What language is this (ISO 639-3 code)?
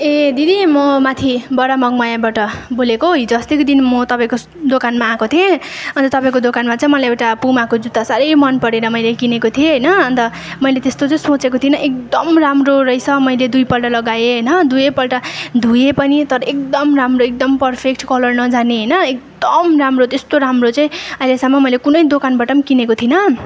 nep